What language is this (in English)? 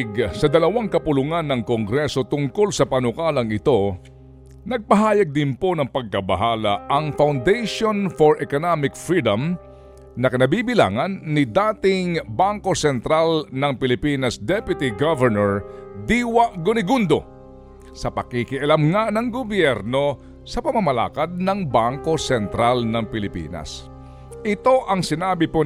Filipino